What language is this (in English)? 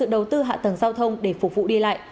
Vietnamese